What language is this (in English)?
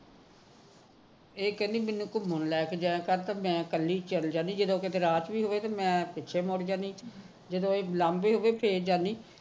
Punjabi